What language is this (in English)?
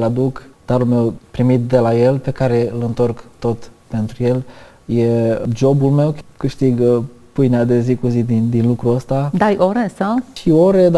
Romanian